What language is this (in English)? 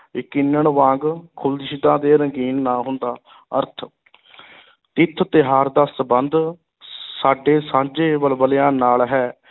Punjabi